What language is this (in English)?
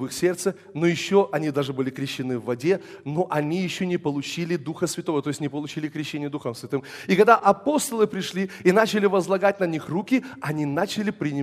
Russian